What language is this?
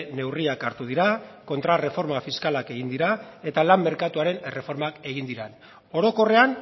Basque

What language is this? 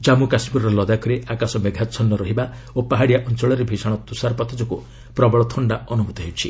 Odia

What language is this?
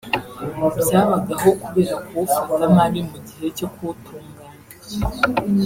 Kinyarwanda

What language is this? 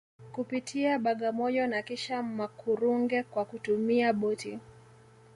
Swahili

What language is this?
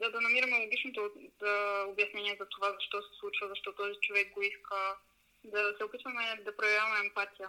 Bulgarian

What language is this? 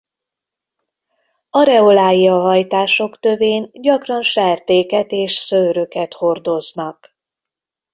Hungarian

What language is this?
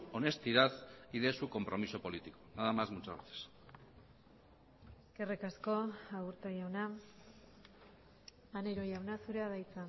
Basque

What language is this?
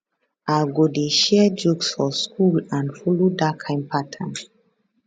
Nigerian Pidgin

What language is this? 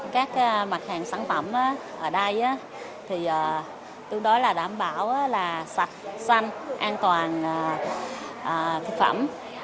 Vietnamese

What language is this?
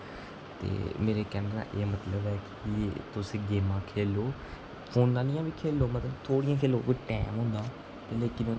Dogri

